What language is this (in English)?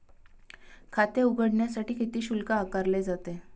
Marathi